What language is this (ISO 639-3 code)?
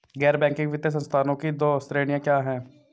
hin